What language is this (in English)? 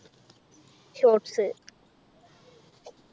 Malayalam